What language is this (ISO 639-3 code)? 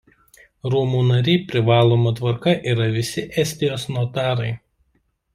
lit